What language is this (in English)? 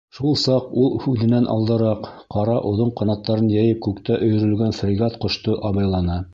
Bashkir